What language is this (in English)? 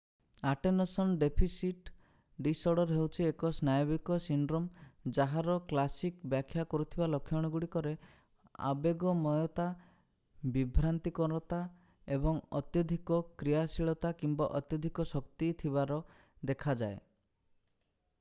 Odia